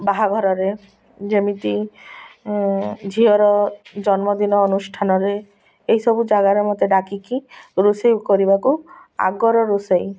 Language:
Odia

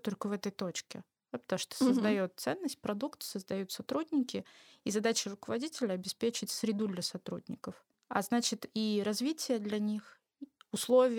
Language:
Russian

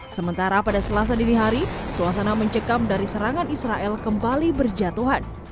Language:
Indonesian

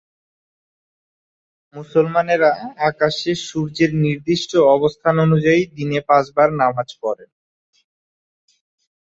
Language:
Bangla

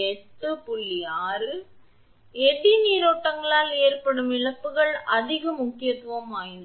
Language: Tamil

